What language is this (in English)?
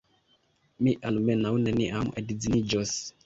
Esperanto